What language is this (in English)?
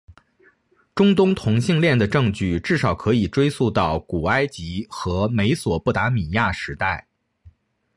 Chinese